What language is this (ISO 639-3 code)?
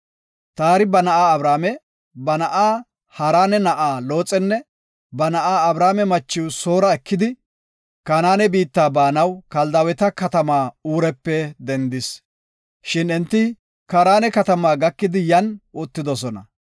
gof